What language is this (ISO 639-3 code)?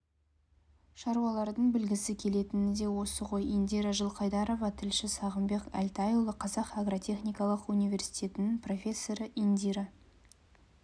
kaz